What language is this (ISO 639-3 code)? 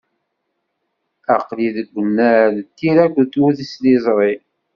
kab